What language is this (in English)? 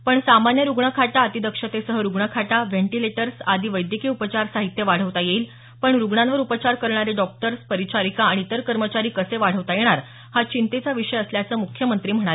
Marathi